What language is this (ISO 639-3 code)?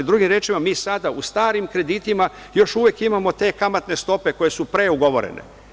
srp